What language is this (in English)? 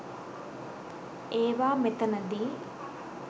Sinhala